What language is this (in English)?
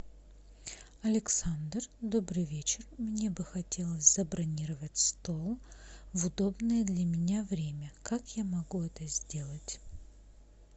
Russian